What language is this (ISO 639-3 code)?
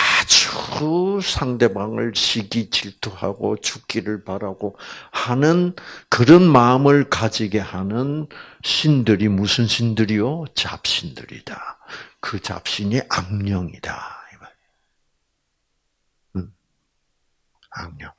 kor